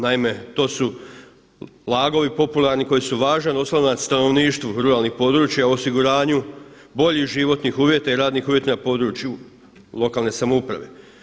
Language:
Croatian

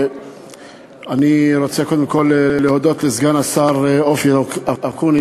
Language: Hebrew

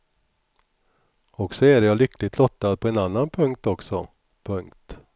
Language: Swedish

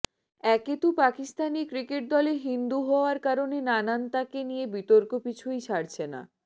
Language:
Bangla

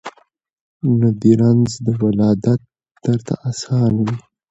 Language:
Pashto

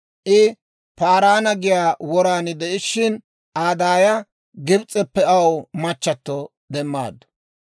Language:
Dawro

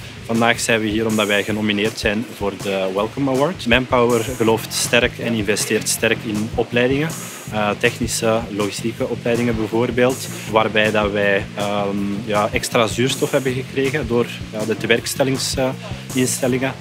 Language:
Dutch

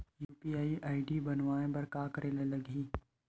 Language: Chhattisgarhi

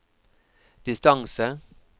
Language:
Norwegian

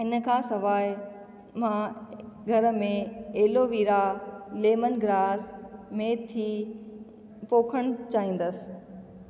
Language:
Sindhi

